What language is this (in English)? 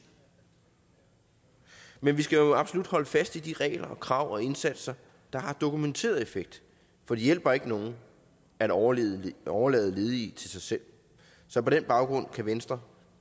Danish